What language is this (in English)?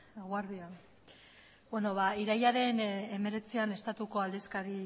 Basque